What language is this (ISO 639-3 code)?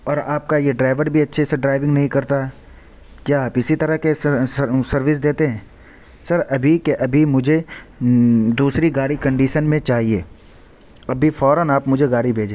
urd